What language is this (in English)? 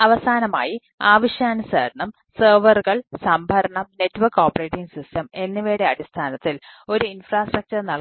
Malayalam